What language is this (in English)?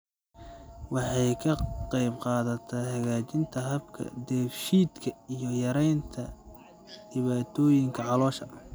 Somali